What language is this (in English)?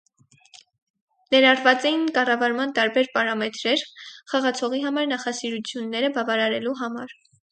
Armenian